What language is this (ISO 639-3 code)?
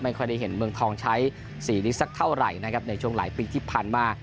tha